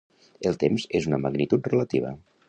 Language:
Catalan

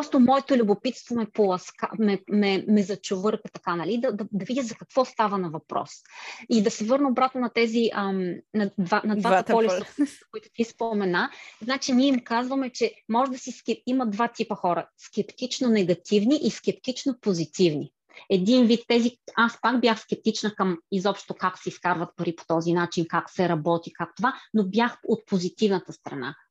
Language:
Bulgarian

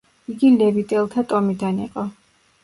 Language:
Georgian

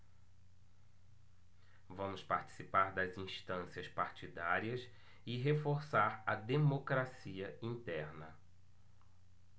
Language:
Portuguese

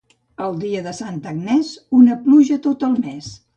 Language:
Catalan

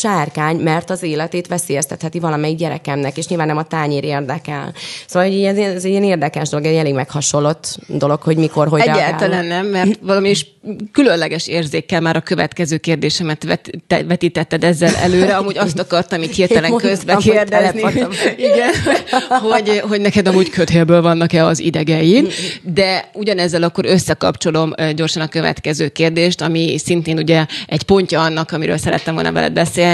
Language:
Hungarian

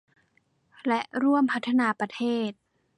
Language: Thai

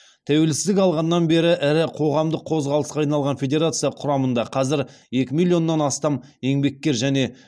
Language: Kazakh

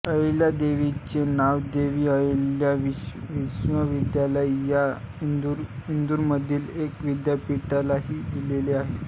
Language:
Marathi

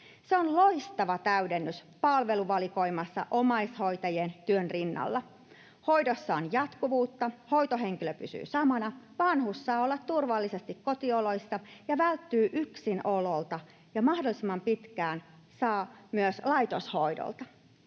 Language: Finnish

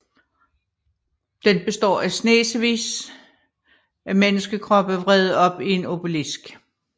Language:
Danish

